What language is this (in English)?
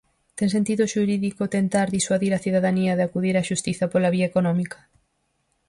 Galician